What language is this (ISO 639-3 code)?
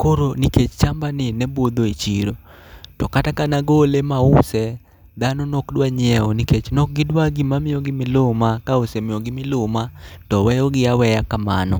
luo